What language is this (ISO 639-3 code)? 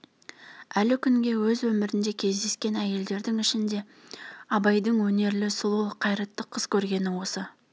kaz